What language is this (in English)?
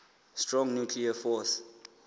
Southern Sotho